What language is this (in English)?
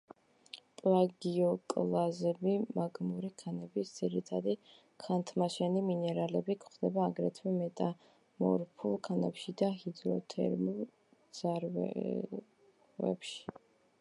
Georgian